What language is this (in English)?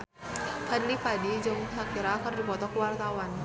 Sundanese